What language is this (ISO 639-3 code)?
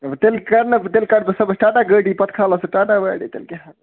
kas